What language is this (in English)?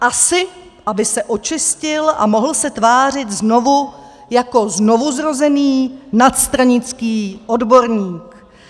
Czech